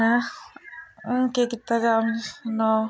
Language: Dogri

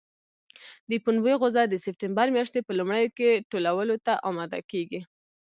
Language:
Pashto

